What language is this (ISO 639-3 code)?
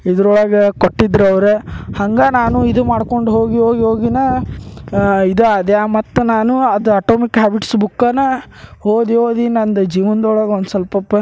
kan